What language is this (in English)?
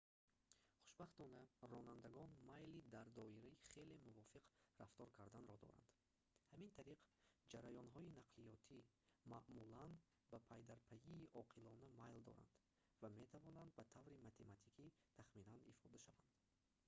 Tajik